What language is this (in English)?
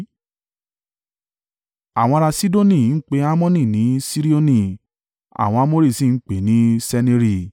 Yoruba